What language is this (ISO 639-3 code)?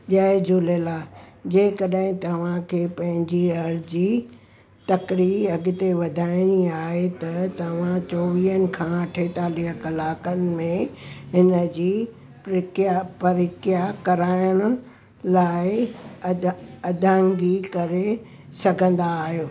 snd